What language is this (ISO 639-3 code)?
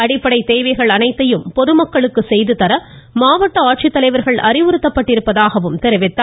tam